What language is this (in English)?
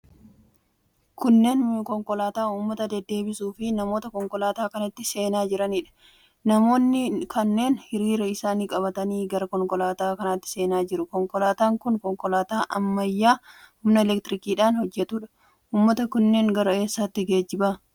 Oromo